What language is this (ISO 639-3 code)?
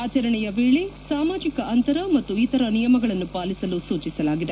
kan